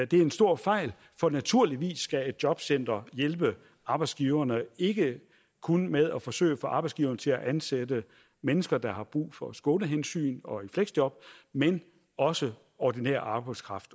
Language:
Danish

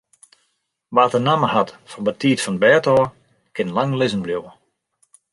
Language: Western Frisian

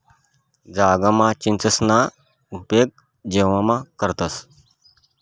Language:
Marathi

